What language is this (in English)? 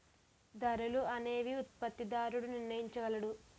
Telugu